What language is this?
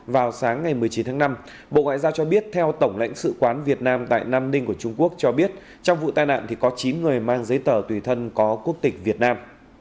Vietnamese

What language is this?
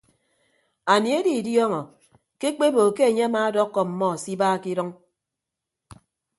Ibibio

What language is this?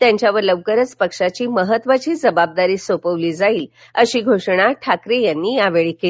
Marathi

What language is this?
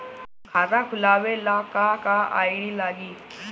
Bhojpuri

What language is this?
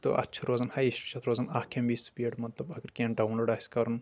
Kashmiri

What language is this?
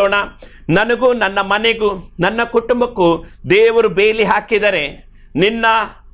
Kannada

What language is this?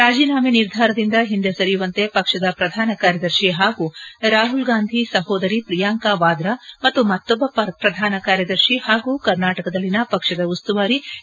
Kannada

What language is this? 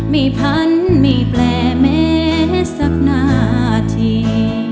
Thai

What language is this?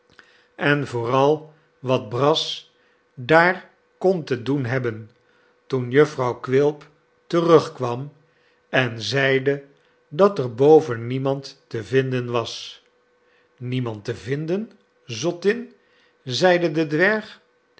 Dutch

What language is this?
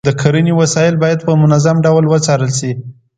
Pashto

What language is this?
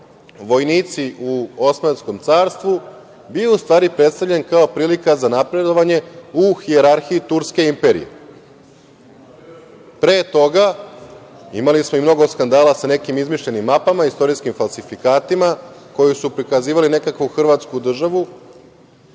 Serbian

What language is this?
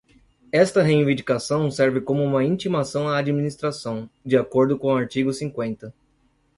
Portuguese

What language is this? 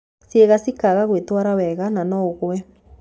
Kikuyu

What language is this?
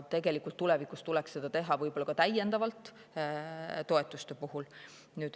Estonian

